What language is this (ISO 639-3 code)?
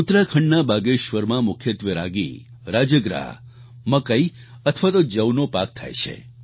guj